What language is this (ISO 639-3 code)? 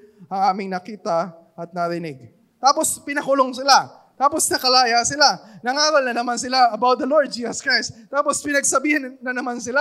fil